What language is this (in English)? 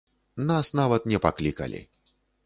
Belarusian